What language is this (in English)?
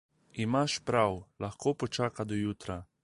Slovenian